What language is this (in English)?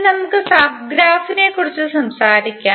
Malayalam